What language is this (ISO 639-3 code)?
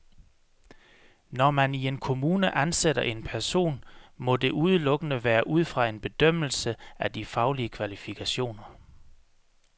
dan